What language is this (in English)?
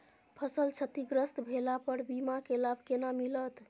Maithili